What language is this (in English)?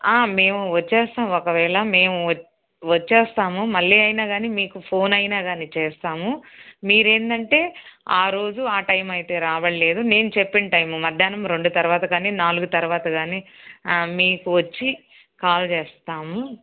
Telugu